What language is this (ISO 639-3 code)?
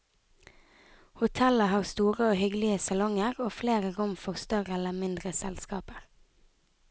nor